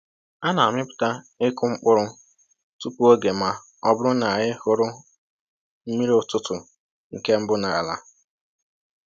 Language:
Igbo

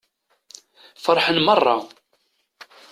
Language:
Kabyle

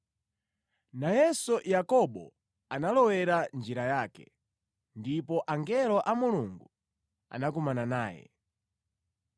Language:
Nyanja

